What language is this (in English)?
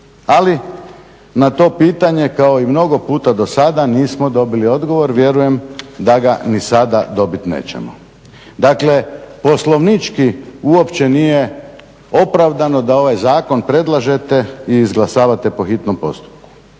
Croatian